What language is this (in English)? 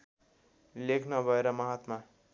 Nepali